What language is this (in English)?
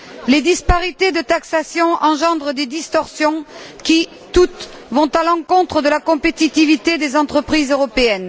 French